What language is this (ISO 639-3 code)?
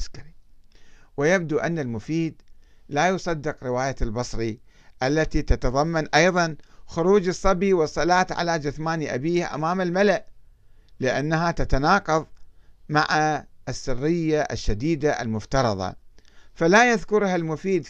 ara